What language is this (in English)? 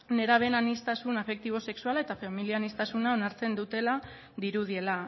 Basque